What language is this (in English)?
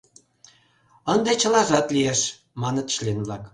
Mari